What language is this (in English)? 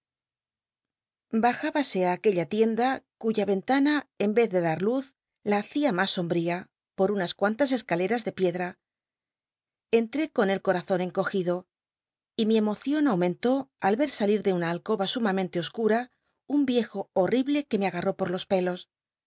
Spanish